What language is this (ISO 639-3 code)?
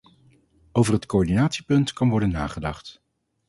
nld